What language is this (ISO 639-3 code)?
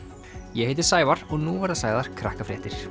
isl